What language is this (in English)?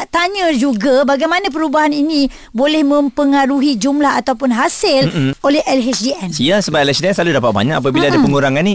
Malay